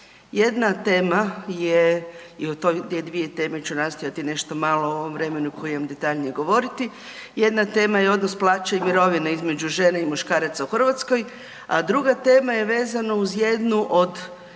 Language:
Croatian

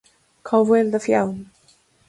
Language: Irish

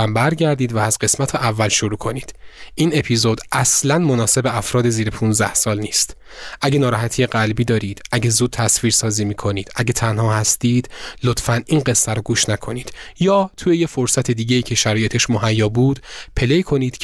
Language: Persian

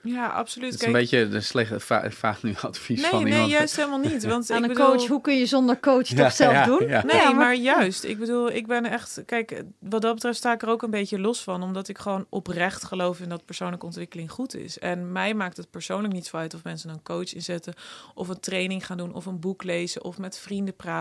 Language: Dutch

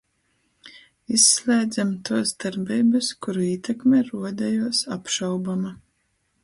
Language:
Latgalian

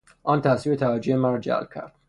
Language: Persian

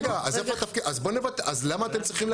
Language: Hebrew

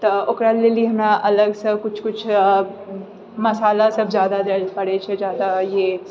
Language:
Maithili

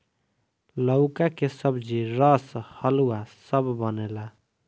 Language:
Bhojpuri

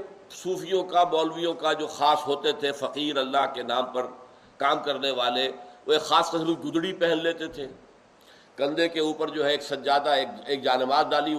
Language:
Urdu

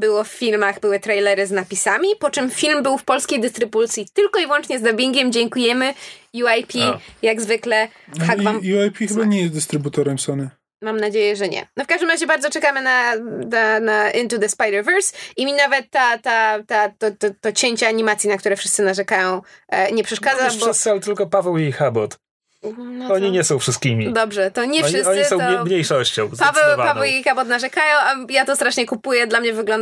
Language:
Polish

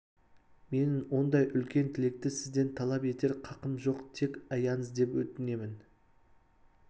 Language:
Kazakh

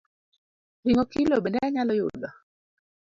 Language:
Luo (Kenya and Tanzania)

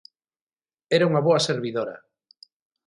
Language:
Galician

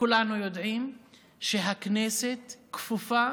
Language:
Hebrew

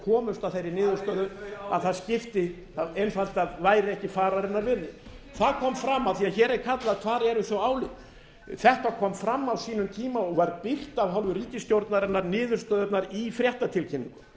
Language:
Icelandic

